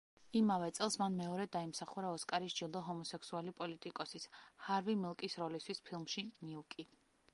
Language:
Georgian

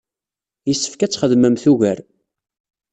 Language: Kabyle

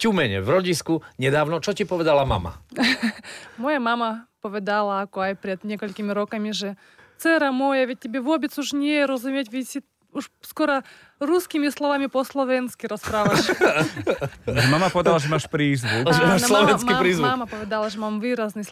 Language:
Slovak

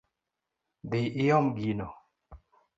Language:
Luo (Kenya and Tanzania)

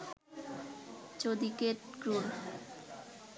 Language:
Bangla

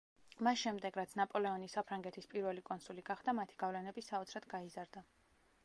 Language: Georgian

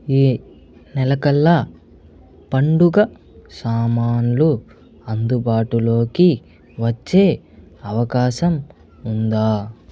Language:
Telugu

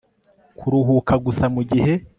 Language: Kinyarwanda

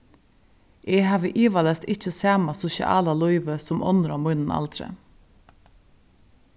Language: Faroese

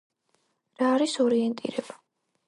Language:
Georgian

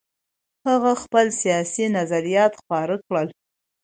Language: Pashto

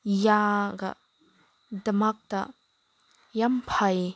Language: Manipuri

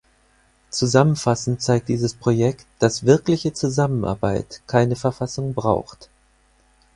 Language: German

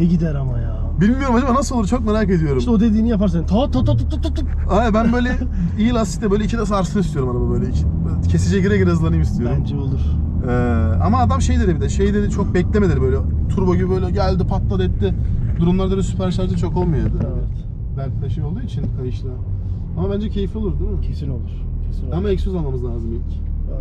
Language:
Turkish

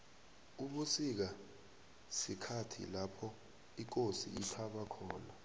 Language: South Ndebele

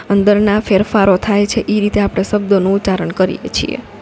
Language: Gujarati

